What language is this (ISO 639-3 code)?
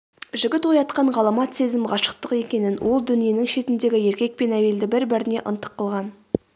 kaz